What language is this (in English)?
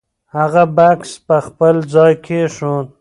Pashto